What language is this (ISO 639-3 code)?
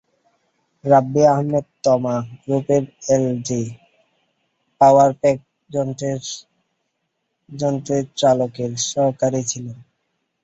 ben